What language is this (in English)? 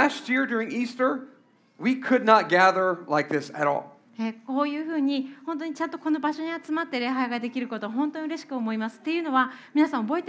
Japanese